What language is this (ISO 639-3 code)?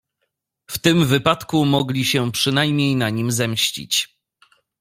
pol